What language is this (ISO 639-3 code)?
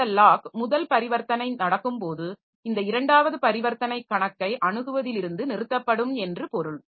tam